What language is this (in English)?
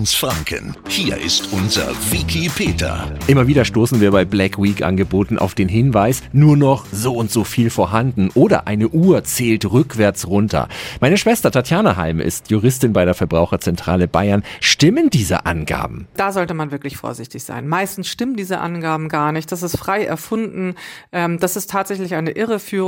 German